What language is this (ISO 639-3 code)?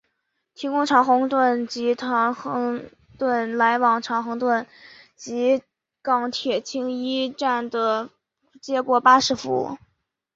zho